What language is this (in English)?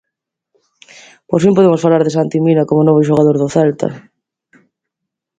Galician